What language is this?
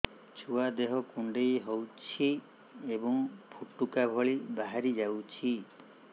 Odia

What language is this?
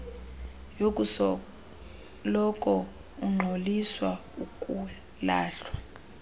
Xhosa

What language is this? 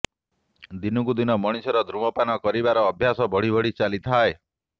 Odia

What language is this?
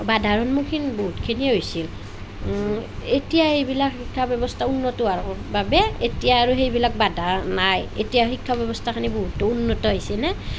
Assamese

